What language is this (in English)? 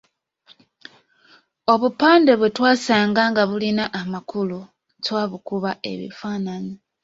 Ganda